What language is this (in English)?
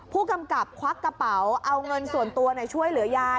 Thai